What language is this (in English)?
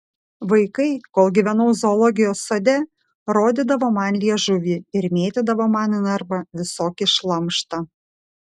Lithuanian